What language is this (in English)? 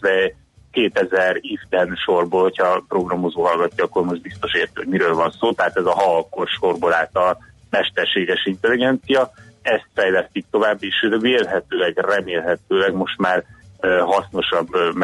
Hungarian